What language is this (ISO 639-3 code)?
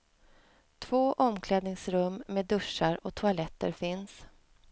swe